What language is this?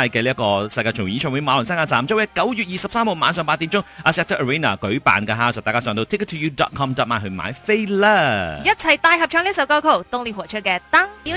Chinese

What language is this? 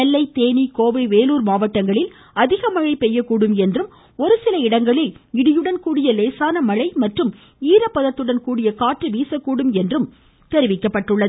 Tamil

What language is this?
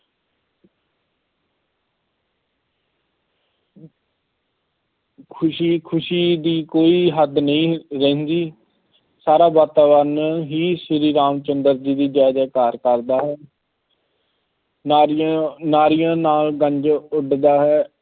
Punjabi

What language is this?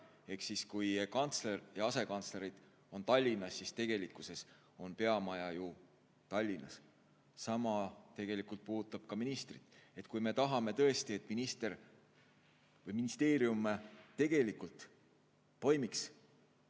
Estonian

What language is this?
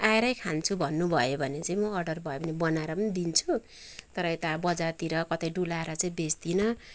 Nepali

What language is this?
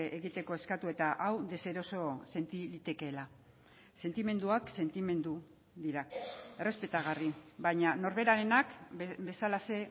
Basque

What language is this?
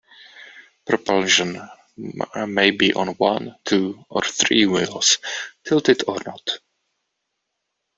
English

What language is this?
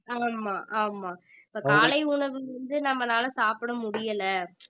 Tamil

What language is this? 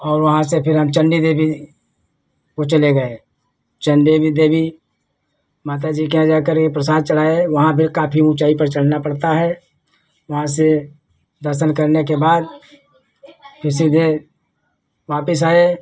Hindi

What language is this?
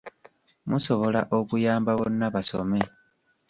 Ganda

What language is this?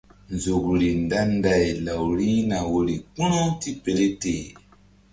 Mbum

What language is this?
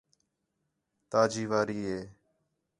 Khetrani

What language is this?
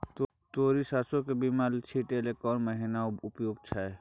Maithili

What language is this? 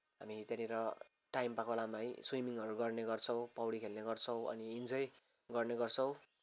Nepali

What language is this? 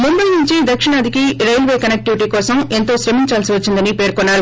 Telugu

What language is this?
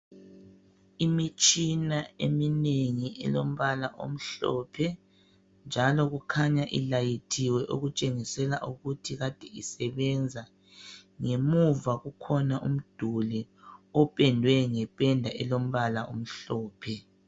North Ndebele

